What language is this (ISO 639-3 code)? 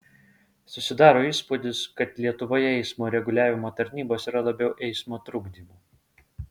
lit